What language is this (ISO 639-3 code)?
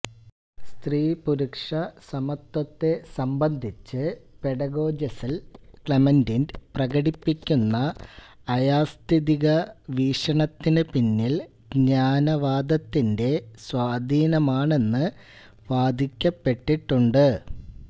mal